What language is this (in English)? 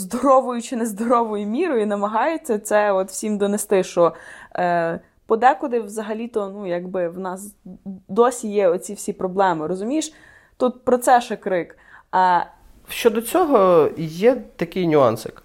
Ukrainian